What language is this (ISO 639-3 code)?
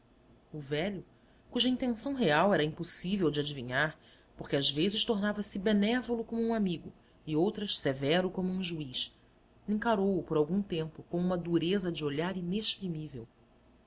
por